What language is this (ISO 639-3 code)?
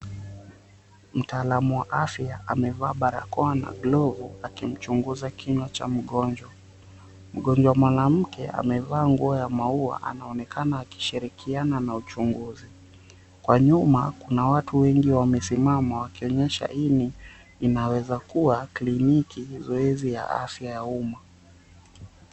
swa